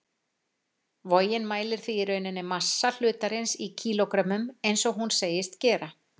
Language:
Icelandic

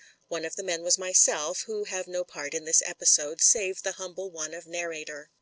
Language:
English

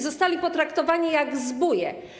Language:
Polish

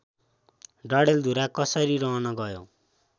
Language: Nepali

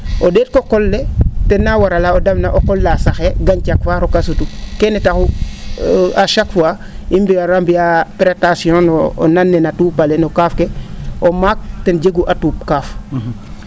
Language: Serer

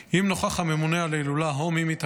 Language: Hebrew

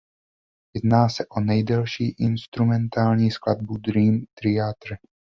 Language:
Czech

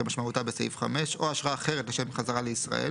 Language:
Hebrew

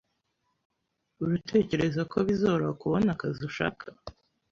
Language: Kinyarwanda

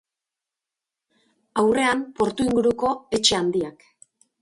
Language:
Basque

